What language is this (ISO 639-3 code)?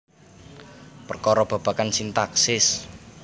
jav